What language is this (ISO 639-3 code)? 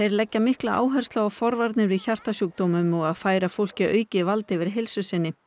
isl